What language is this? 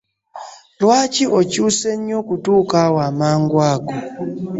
Ganda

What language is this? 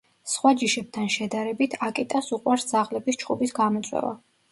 Georgian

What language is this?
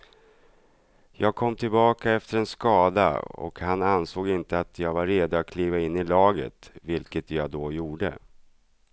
Swedish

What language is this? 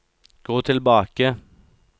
Norwegian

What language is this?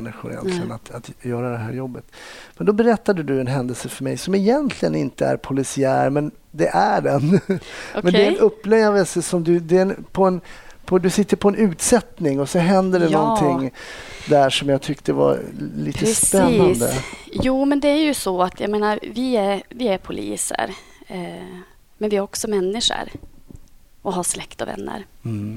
Swedish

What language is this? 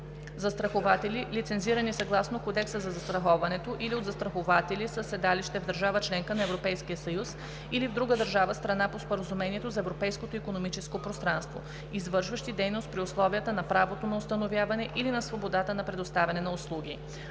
Bulgarian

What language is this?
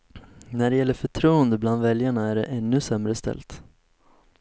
Swedish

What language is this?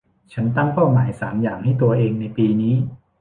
Thai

